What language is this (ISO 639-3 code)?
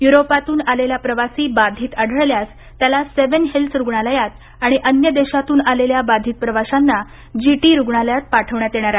mar